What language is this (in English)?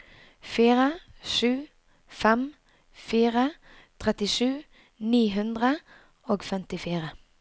Norwegian